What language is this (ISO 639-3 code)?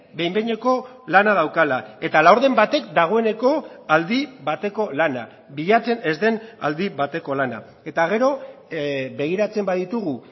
eus